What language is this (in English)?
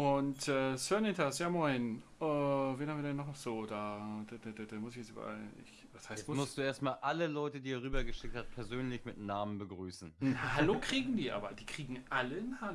German